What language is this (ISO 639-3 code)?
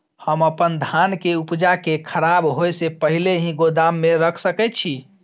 mai